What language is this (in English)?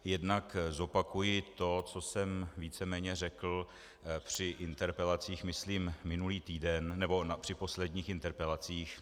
Czech